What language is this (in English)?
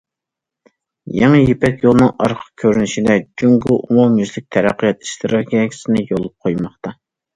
Uyghur